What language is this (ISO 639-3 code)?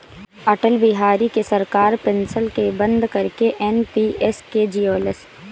bho